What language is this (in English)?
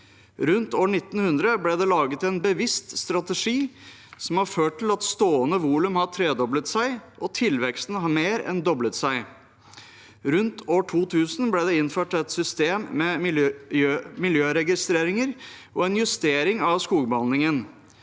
Norwegian